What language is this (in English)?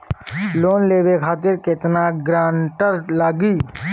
Bhojpuri